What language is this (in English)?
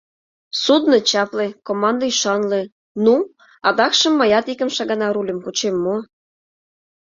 Mari